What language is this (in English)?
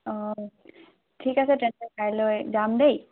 Assamese